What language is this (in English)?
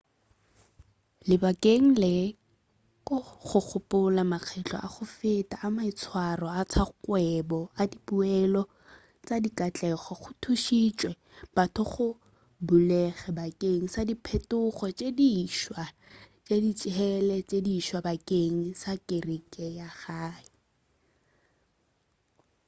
Northern Sotho